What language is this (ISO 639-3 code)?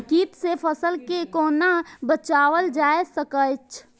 mai